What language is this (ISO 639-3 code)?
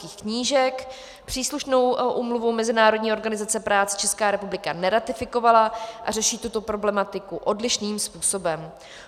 ces